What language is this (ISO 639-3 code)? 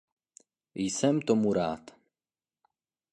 ces